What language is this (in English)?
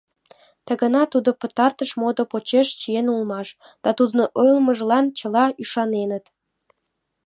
Mari